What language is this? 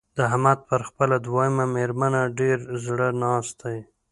Pashto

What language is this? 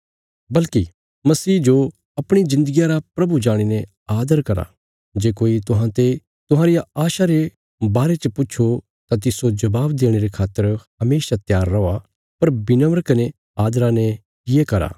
Bilaspuri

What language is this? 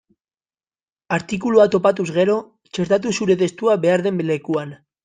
Basque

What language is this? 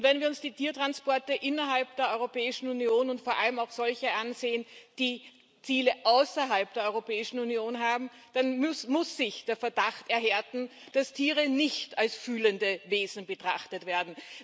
German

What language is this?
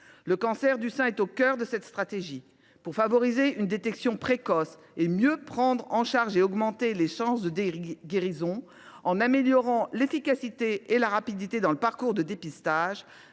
French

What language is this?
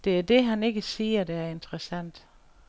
Danish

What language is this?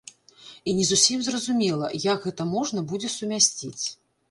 Belarusian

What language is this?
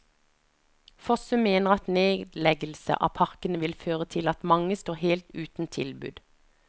Norwegian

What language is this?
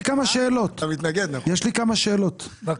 Hebrew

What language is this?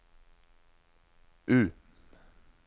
Norwegian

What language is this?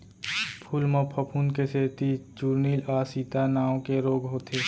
Chhattisgarhi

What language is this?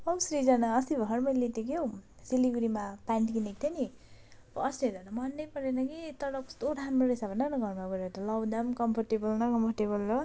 Nepali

